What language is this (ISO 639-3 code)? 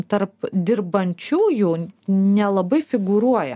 lit